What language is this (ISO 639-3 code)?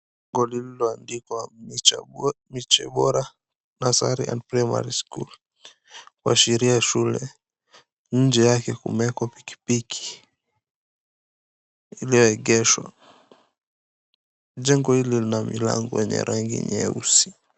swa